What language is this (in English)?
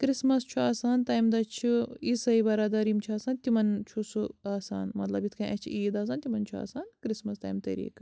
Kashmiri